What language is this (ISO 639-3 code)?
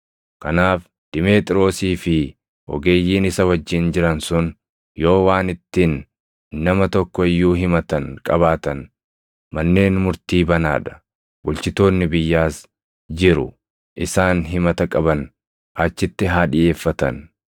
orm